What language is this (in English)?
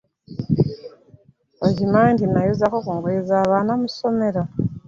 Ganda